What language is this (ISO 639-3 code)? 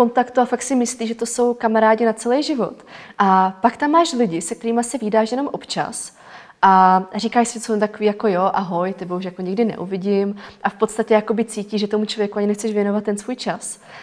ces